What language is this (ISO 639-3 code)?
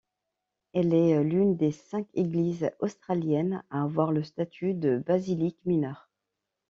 fra